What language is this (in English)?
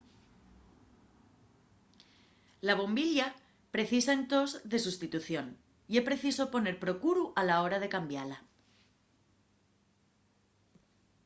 Asturian